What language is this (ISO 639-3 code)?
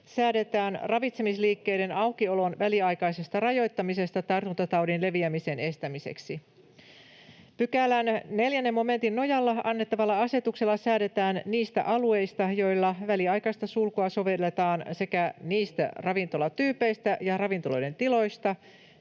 fin